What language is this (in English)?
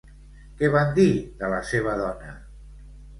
Catalan